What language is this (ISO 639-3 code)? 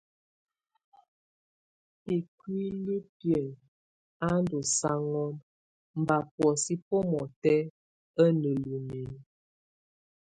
tvu